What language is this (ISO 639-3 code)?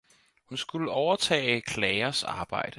dan